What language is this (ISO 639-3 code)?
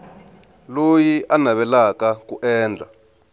tso